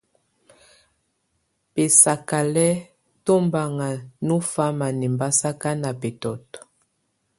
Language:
Tunen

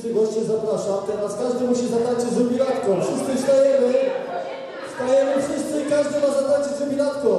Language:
Polish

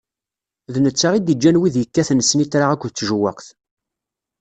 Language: Kabyle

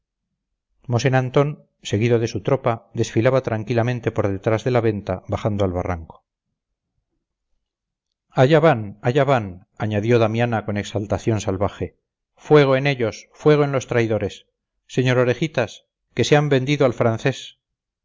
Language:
Spanish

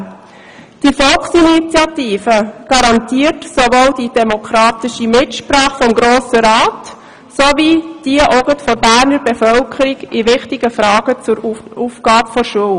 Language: Swiss German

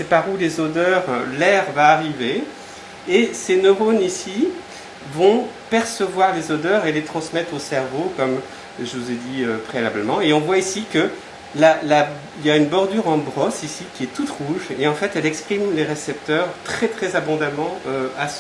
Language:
French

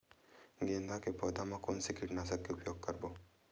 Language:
Chhattisgarhi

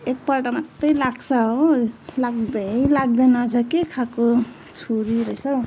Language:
Nepali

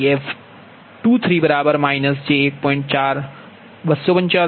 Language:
Gujarati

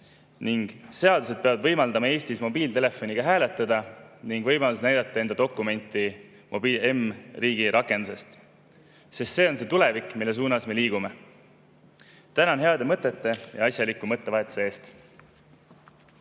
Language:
Estonian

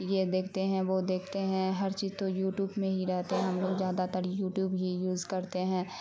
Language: Urdu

